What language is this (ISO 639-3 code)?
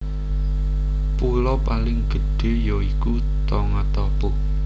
jav